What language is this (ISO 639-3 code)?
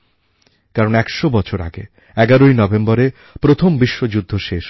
ben